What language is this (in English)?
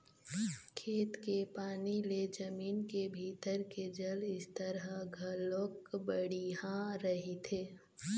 Chhattisgarhi